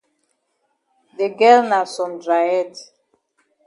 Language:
Cameroon Pidgin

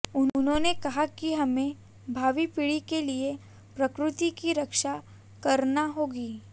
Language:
Hindi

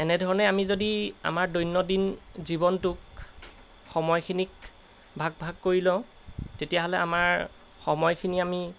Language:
Assamese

